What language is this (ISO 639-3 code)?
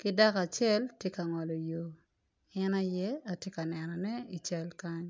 ach